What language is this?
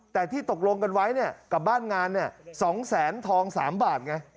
Thai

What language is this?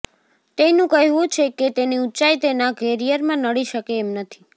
Gujarati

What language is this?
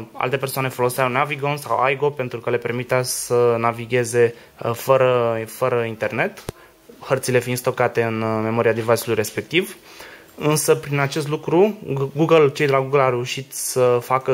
Romanian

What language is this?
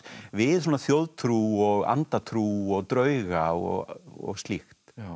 Icelandic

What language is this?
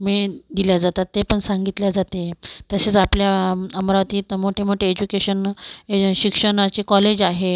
Marathi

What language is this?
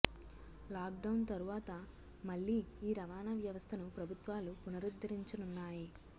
Telugu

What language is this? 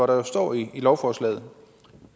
Danish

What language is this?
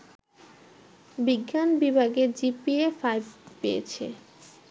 Bangla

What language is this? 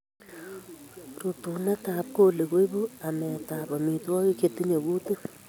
Kalenjin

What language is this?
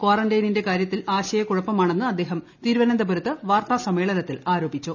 Malayalam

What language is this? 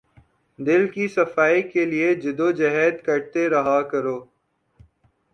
Urdu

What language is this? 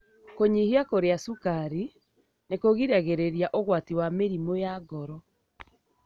Kikuyu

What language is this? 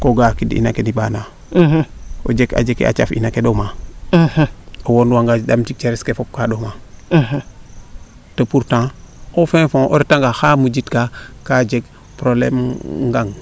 Serer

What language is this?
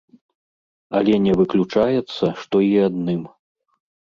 Belarusian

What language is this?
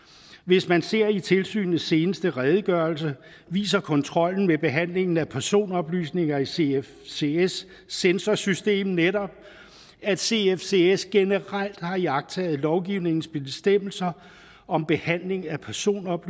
Danish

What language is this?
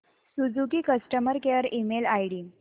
Marathi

